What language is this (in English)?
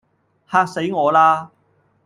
Cantonese